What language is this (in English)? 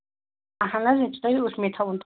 Kashmiri